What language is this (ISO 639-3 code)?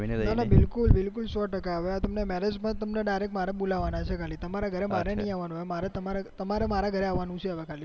guj